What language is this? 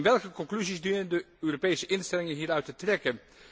Dutch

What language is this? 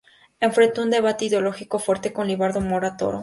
Spanish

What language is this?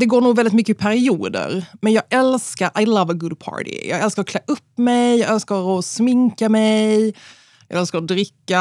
Swedish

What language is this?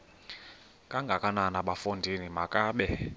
Xhosa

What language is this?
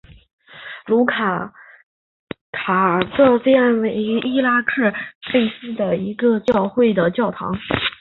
Chinese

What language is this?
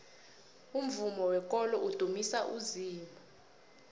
South Ndebele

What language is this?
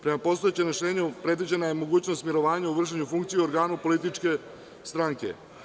Serbian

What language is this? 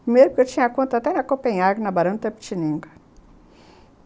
Portuguese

